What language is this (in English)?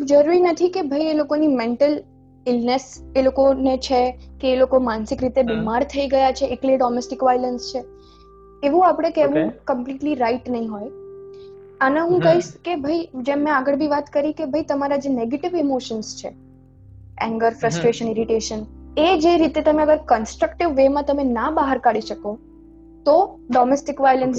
Gujarati